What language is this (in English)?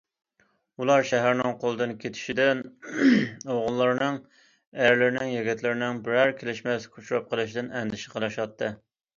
Uyghur